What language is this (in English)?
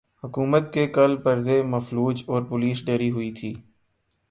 Urdu